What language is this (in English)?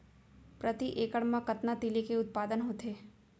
Chhattisgarhi